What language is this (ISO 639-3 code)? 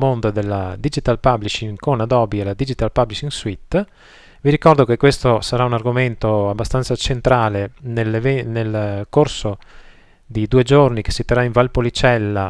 ita